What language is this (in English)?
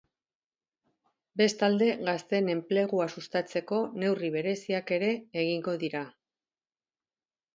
Basque